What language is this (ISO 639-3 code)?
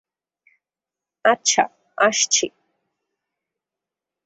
ben